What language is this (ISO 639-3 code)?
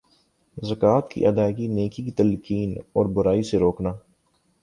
urd